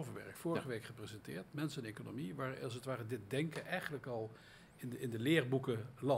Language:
Dutch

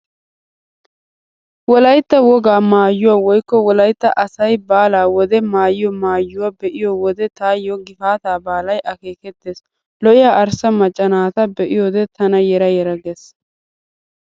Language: Wolaytta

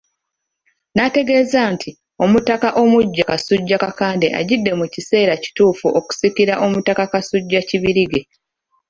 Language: Ganda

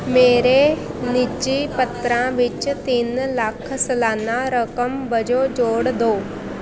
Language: Punjabi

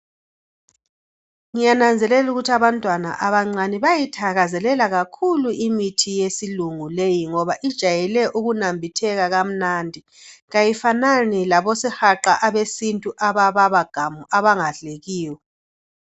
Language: North Ndebele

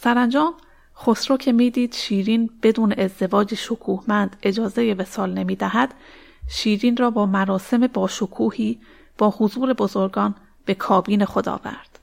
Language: Persian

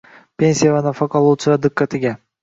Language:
Uzbek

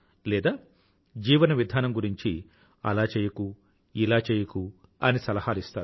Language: Telugu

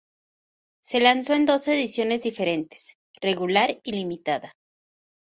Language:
Spanish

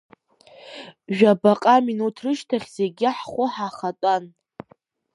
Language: Abkhazian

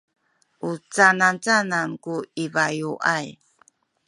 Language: Sakizaya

